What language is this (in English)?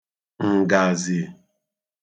Igbo